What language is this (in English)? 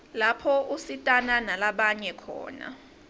Swati